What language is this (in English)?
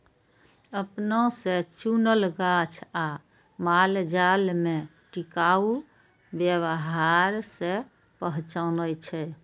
Maithili